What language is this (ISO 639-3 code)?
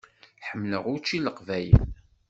kab